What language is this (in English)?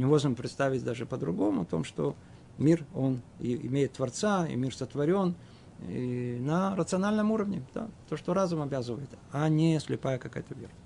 Russian